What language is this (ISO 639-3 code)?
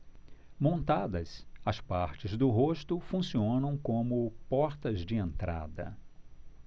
por